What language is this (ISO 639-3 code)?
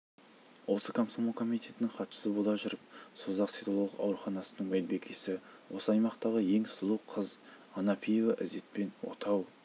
kaz